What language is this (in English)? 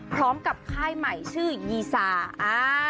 Thai